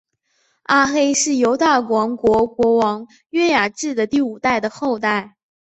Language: Chinese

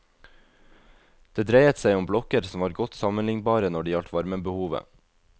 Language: Norwegian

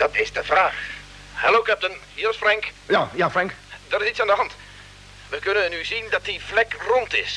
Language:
Dutch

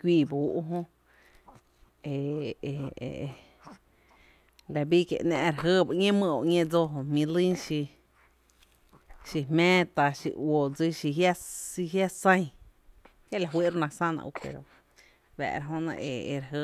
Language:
Tepinapa Chinantec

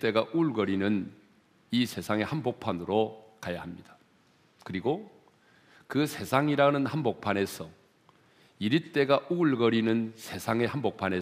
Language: Korean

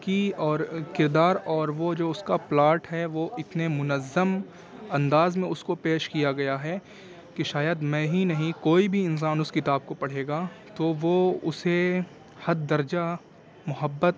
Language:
Urdu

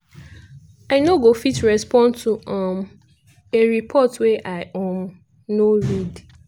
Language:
Nigerian Pidgin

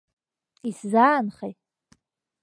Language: Abkhazian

